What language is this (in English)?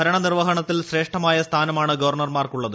Malayalam